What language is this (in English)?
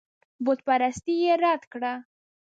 Pashto